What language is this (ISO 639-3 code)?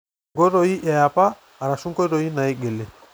mas